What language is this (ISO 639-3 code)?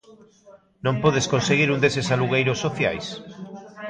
glg